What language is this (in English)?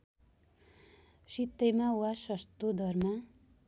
Nepali